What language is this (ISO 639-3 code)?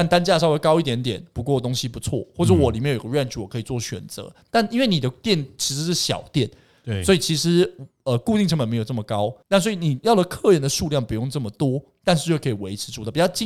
zho